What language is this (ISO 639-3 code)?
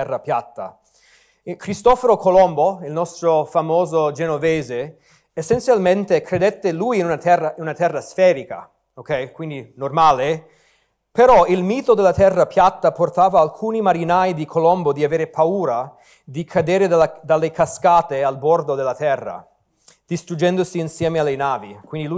ita